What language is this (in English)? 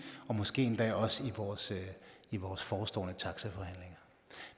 Danish